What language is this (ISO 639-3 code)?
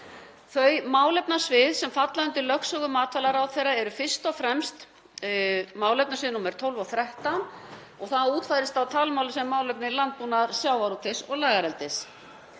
isl